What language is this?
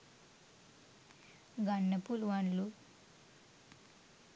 Sinhala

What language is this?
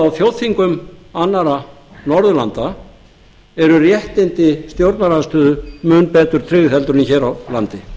Icelandic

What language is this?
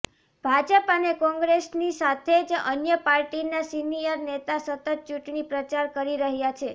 Gujarati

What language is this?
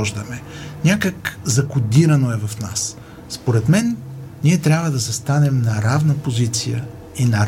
Bulgarian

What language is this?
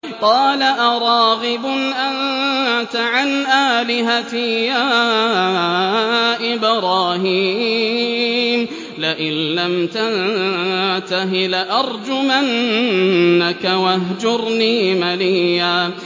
Arabic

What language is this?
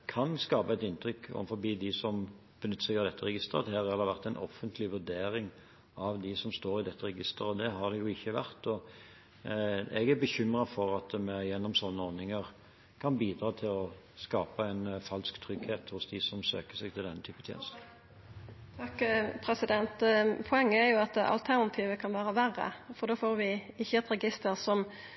Norwegian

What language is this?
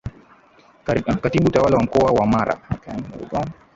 Swahili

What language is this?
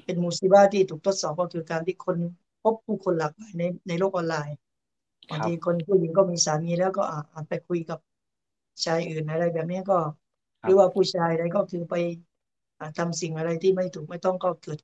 Thai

